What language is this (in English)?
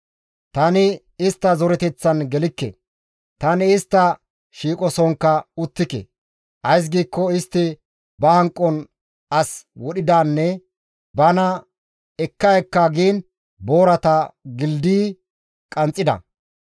Gamo